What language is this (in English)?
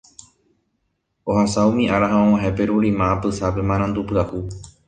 Guarani